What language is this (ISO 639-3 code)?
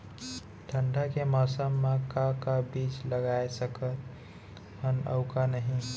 hne